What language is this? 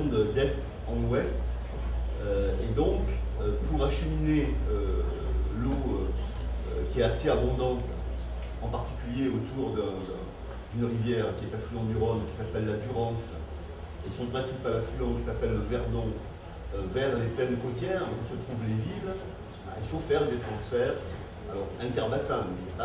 French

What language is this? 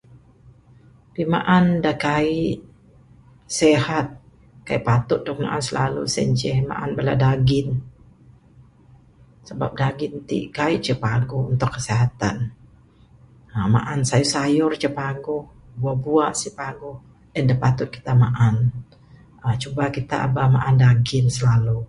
Bukar-Sadung Bidayuh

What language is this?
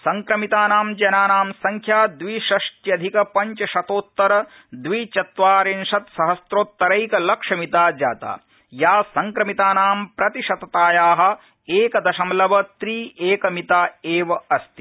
Sanskrit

